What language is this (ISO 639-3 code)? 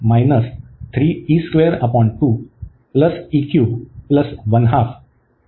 mar